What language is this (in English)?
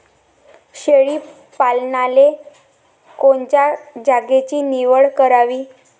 Marathi